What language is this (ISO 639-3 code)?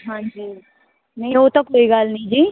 pan